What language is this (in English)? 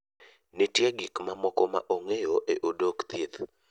Luo (Kenya and Tanzania)